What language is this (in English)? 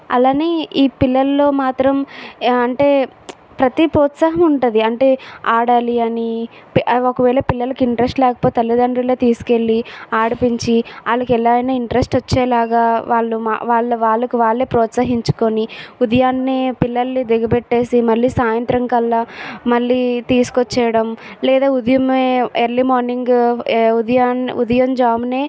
Telugu